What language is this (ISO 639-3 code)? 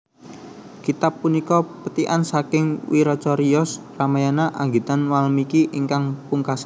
jav